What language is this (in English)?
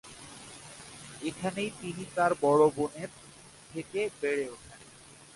Bangla